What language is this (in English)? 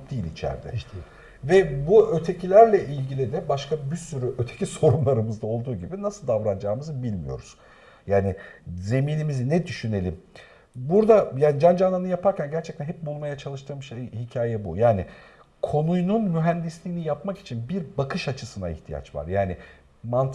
Turkish